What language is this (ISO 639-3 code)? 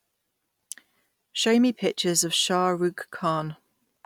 eng